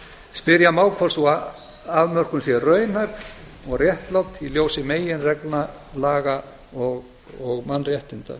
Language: Icelandic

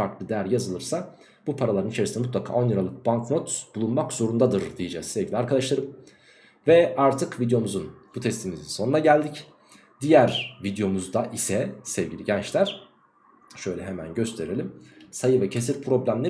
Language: Turkish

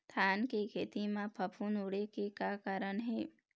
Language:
Chhattisgarhi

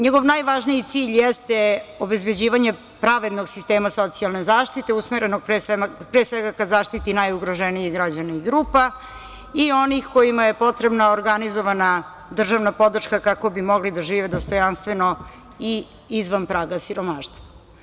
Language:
Serbian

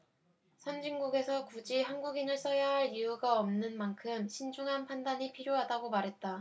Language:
Korean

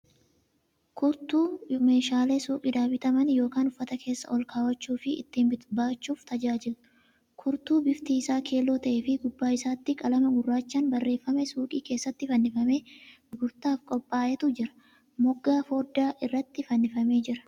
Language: Oromo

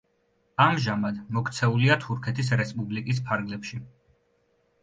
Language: Georgian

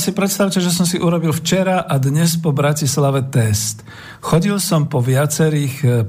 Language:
Slovak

